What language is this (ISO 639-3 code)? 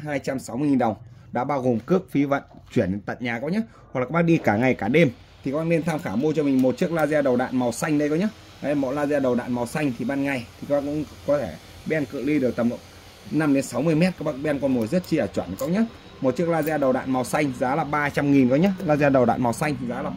vie